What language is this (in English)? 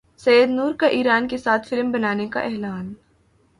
Urdu